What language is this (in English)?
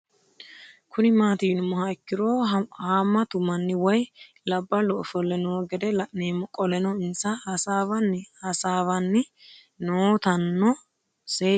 Sidamo